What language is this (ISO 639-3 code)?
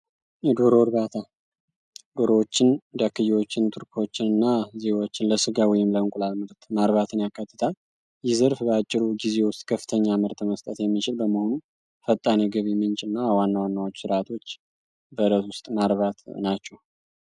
amh